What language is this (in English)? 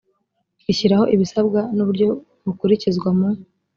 Kinyarwanda